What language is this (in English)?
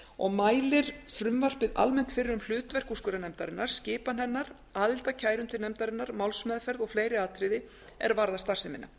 Icelandic